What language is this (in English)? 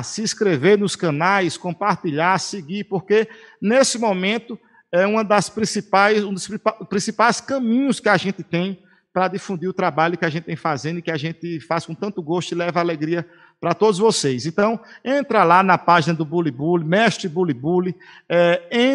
Portuguese